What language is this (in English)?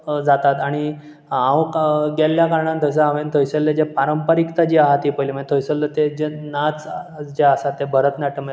Konkani